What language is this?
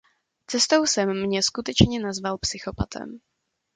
Czech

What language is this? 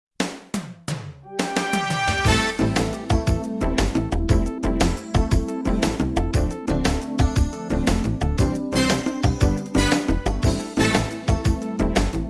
Indonesian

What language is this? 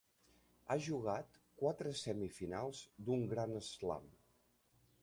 Catalan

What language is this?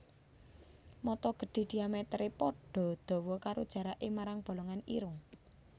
Javanese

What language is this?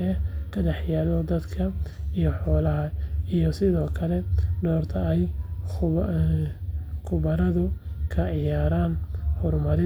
Somali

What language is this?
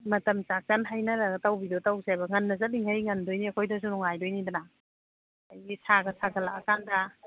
Manipuri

